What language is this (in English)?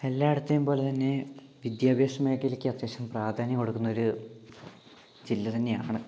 Malayalam